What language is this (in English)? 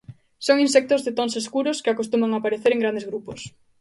Galician